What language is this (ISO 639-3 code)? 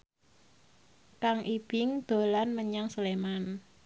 jav